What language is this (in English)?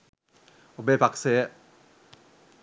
Sinhala